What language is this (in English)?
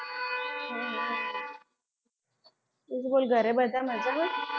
Gujarati